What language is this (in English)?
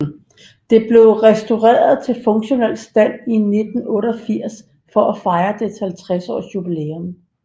Danish